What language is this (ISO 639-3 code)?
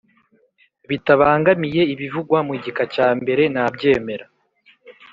kin